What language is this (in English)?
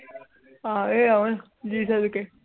Punjabi